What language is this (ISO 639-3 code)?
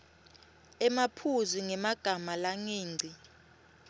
ssw